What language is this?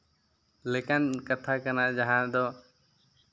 Santali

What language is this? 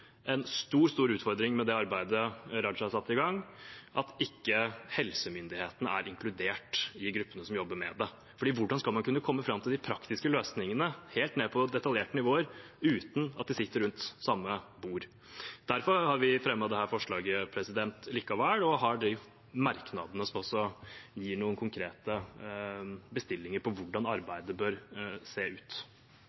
Norwegian Bokmål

